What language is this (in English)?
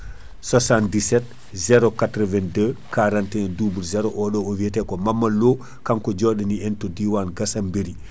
Fula